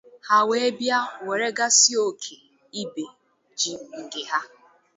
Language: Igbo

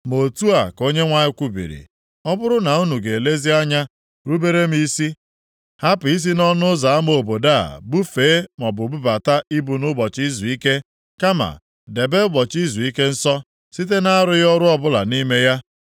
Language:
Igbo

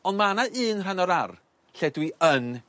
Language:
Welsh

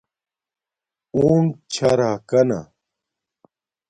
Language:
Domaaki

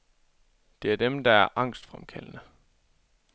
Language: Danish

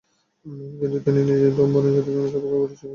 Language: Bangla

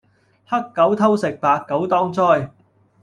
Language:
Cantonese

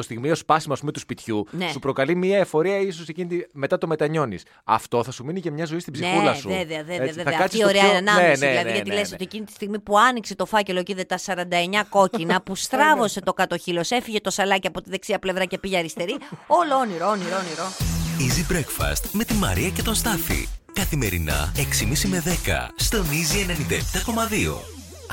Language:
Greek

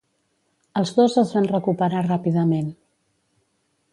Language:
Catalan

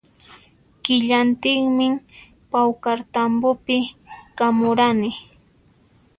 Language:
Puno Quechua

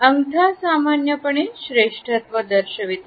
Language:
Marathi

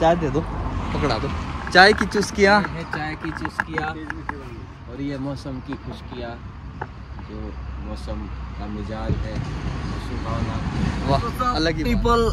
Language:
Hindi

